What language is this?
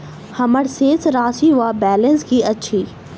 Maithili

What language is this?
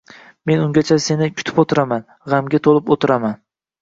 Uzbek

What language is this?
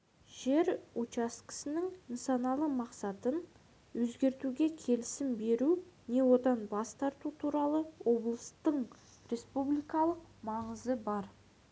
Kazakh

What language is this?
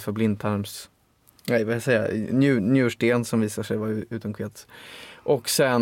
Swedish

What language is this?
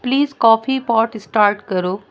Urdu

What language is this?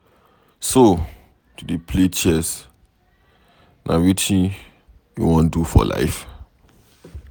Nigerian Pidgin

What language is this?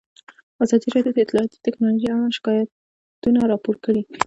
Pashto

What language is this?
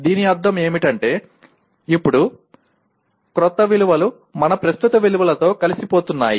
Telugu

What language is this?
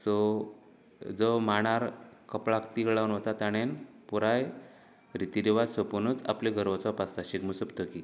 Konkani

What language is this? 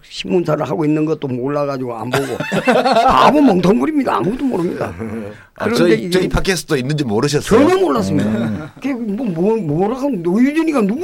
Korean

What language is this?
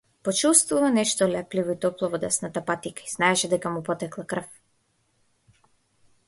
Macedonian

